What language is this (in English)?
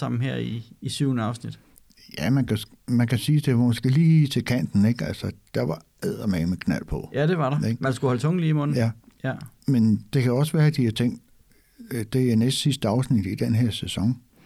Danish